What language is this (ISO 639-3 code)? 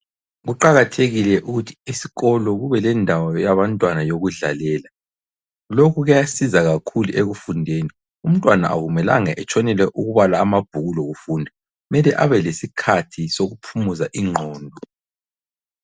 nde